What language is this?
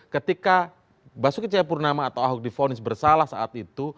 Indonesian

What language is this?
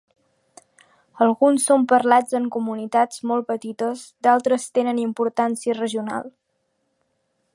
Catalan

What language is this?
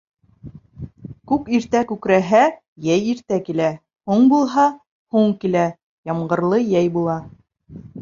Bashkir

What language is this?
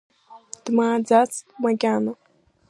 Abkhazian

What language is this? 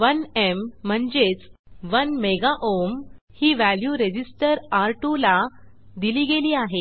Marathi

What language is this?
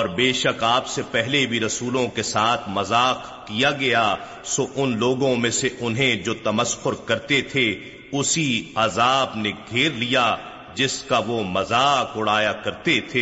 Urdu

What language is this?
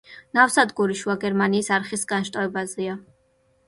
Georgian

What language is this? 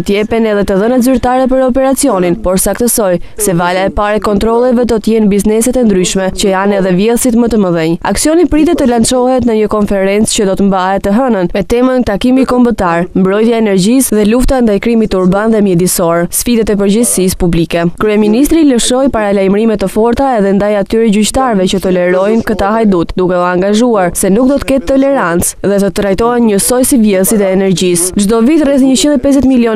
Romanian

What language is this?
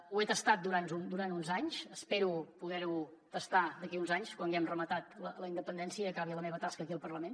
Catalan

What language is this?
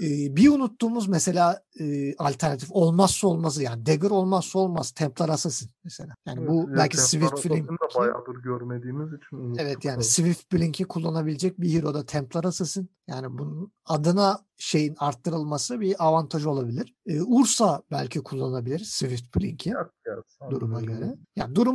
Turkish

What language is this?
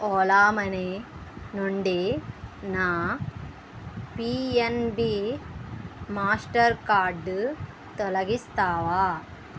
Telugu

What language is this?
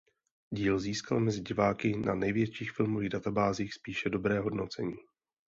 Czech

